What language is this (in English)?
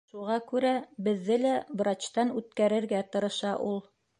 Bashkir